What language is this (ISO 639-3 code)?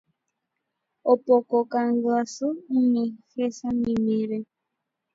grn